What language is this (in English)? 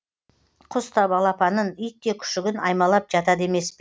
Kazakh